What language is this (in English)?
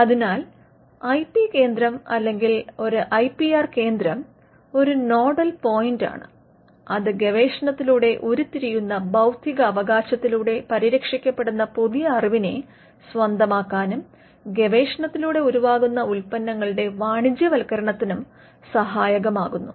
Malayalam